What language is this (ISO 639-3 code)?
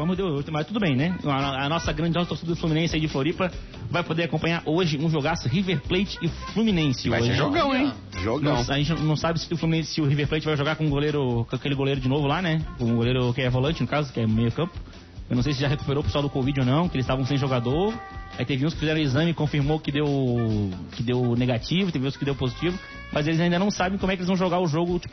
por